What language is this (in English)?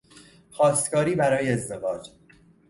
Persian